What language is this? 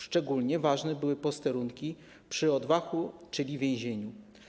Polish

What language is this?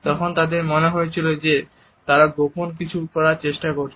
Bangla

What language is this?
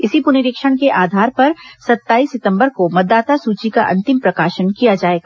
Hindi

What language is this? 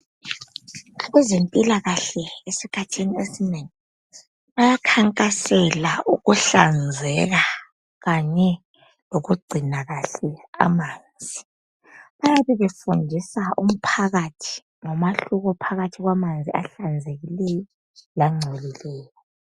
North Ndebele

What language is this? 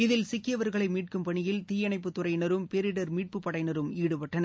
Tamil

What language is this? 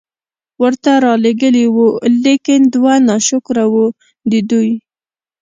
Pashto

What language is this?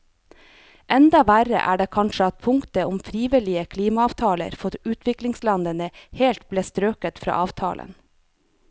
Norwegian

